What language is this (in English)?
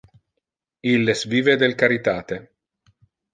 Interlingua